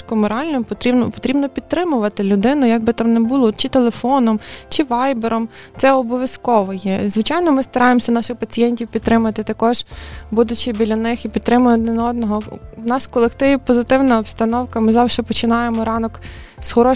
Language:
Ukrainian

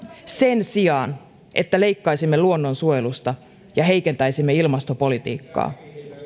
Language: Finnish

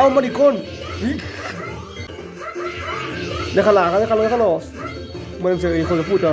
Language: Spanish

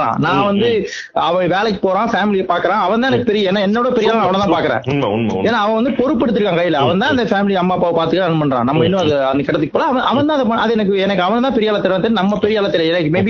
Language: Tamil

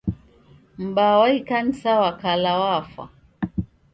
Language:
Taita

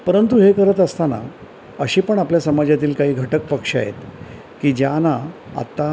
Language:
Marathi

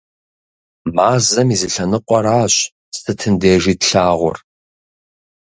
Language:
Kabardian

